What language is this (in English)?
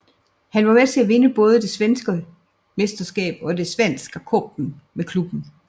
Danish